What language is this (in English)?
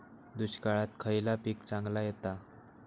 Marathi